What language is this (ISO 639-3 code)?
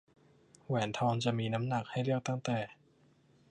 tha